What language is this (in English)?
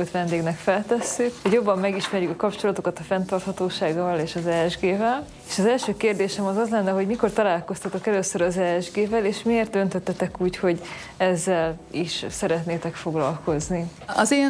Hungarian